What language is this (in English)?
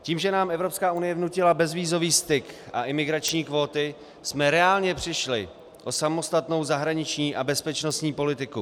Czech